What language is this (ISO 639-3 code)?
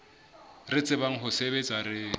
sot